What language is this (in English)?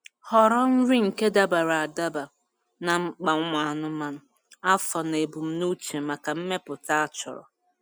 Igbo